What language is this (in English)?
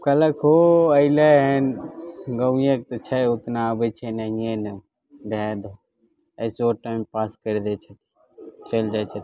Maithili